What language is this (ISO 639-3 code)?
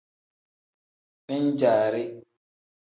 kdh